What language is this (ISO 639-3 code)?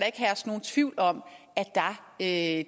dan